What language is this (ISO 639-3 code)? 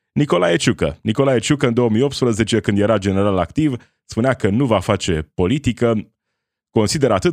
ron